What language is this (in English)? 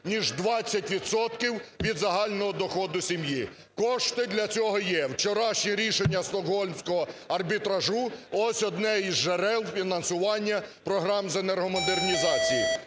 Ukrainian